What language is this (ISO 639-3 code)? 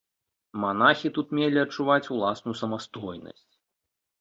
bel